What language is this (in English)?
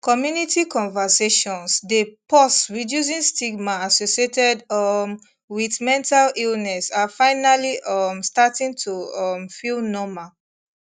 Nigerian Pidgin